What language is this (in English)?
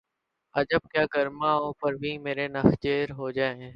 Urdu